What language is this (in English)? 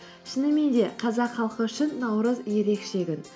Kazakh